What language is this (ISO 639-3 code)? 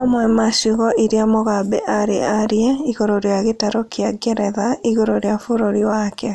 kik